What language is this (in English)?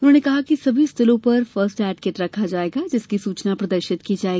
Hindi